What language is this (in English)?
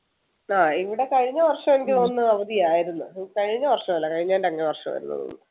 Malayalam